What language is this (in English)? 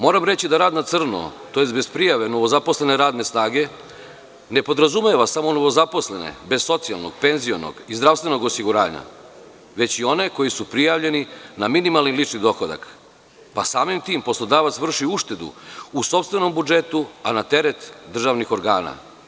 Serbian